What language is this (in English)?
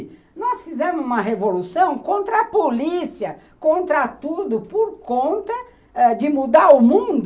Portuguese